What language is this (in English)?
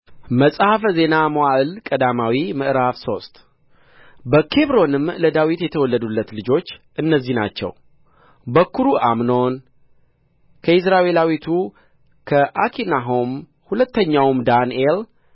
Amharic